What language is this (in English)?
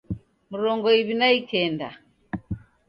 Taita